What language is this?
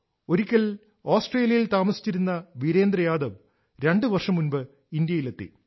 Malayalam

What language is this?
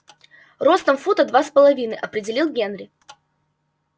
Russian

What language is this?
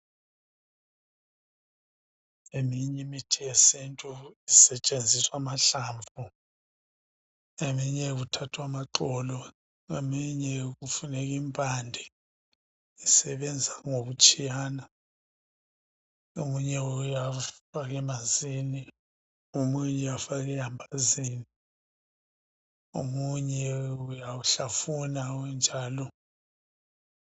North Ndebele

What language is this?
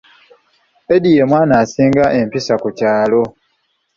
Ganda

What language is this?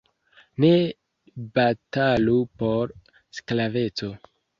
Esperanto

